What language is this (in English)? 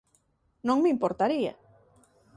Galician